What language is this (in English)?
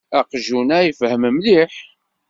Kabyle